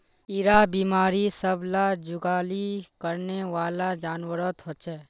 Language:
Magahi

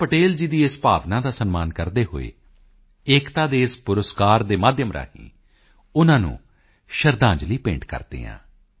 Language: Punjabi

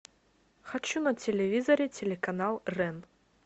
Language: Russian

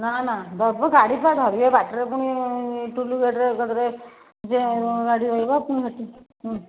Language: Odia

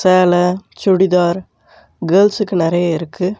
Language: Tamil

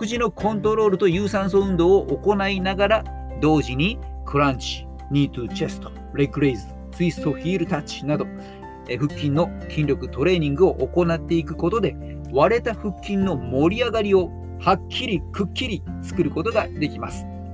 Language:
Japanese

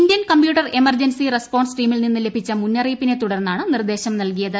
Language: Malayalam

